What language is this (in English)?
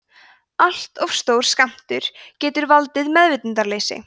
Icelandic